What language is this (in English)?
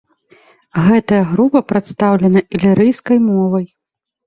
Belarusian